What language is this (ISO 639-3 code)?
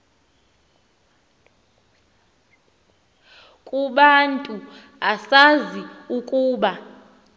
xho